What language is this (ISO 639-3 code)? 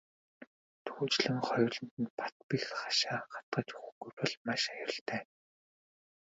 mon